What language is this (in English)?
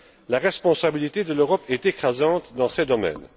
French